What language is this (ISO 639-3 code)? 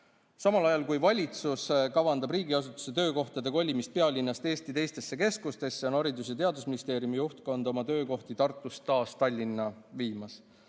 est